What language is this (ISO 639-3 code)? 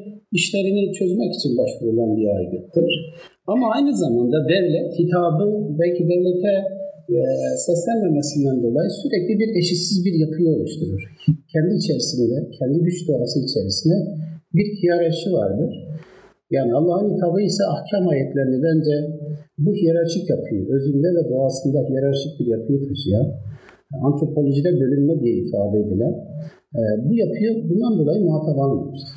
tur